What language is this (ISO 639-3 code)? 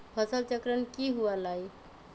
mag